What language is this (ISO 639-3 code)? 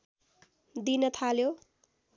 nep